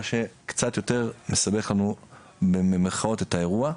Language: Hebrew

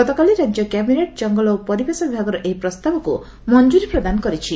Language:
Odia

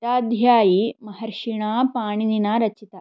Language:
Sanskrit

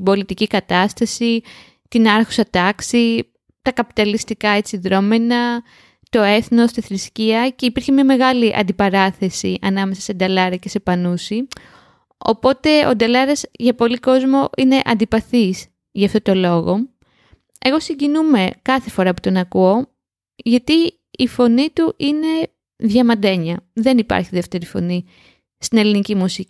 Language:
Greek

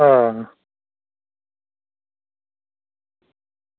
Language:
Dogri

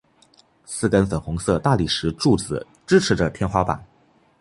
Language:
Chinese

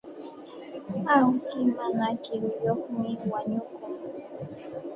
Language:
Santa Ana de Tusi Pasco Quechua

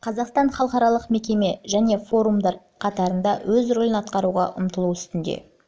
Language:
Kazakh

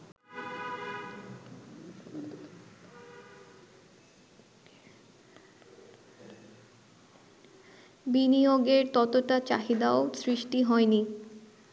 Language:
Bangla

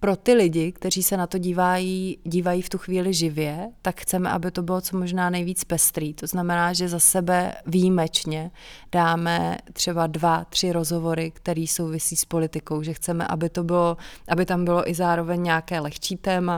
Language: Czech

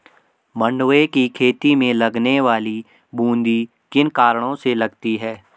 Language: Hindi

